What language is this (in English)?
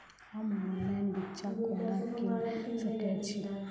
Maithili